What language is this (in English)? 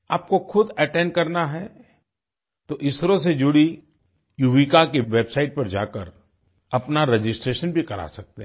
Hindi